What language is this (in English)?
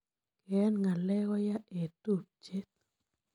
Kalenjin